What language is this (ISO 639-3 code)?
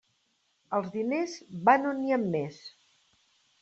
cat